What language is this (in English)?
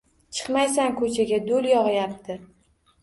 Uzbek